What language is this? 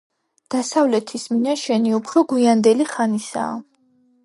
Georgian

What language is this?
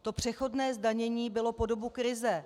Czech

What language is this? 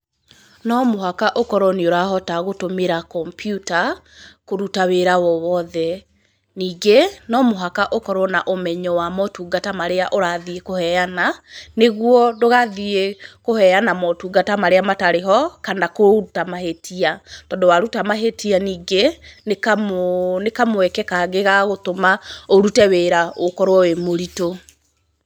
Kikuyu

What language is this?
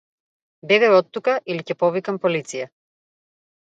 Macedonian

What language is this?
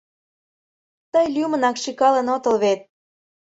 Mari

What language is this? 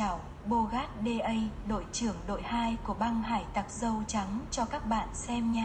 Vietnamese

